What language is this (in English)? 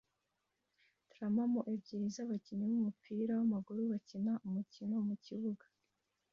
Kinyarwanda